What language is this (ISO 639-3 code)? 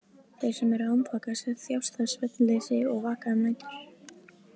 isl